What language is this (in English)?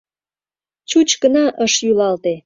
Mari